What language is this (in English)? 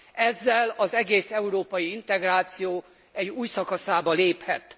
Hungarian